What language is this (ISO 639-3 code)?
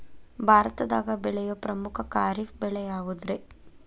kan